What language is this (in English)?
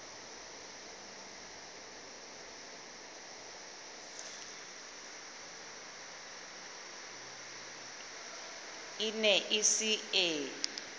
Southern Sotho